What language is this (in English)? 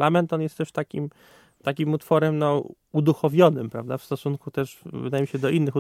Polish